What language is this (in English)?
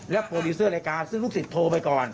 Thai